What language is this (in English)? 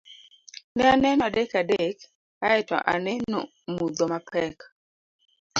Luo (Kenya and Tanzania)